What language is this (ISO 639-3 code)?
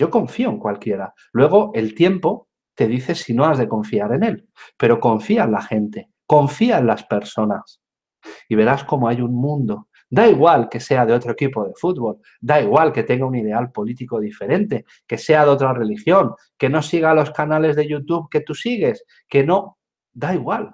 spa